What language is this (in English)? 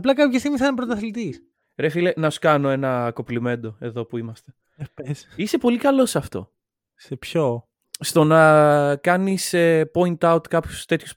Greek